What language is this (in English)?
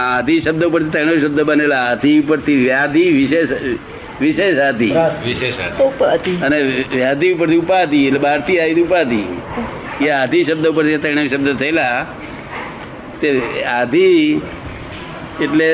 Gujarati